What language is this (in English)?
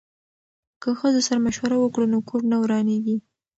Pashto